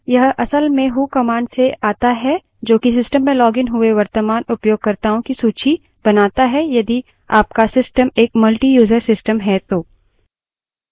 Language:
Hindi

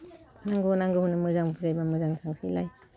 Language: Bodo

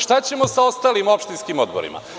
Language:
Serbian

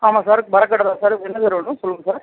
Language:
Tamil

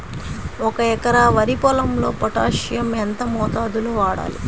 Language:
Telugu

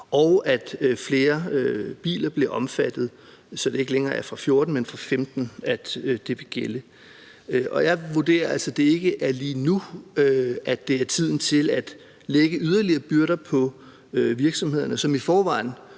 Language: Danish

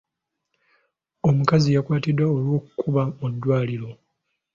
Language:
Ganda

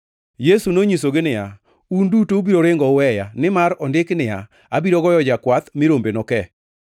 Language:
Luo (Kenya and Tanzania)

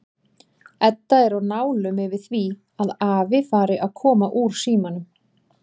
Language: Icelandic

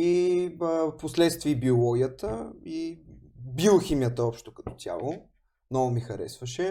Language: Bulgarian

